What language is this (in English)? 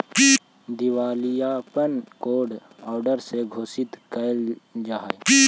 Magahi